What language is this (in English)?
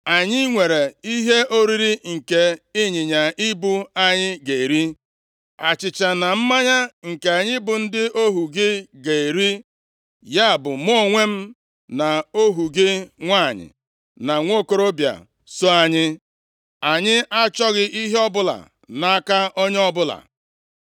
Igbo